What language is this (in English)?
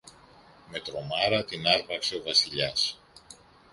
Greek